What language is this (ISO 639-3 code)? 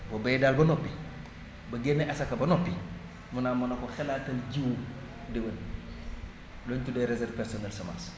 wol